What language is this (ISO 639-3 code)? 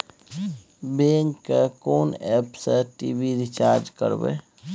mai